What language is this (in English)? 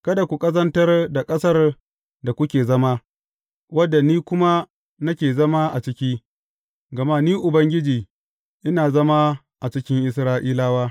Hausa